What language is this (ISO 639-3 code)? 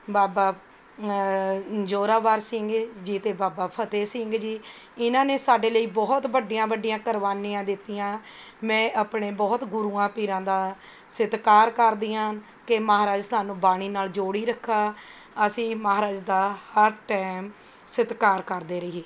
pan